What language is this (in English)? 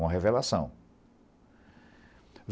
Portuguese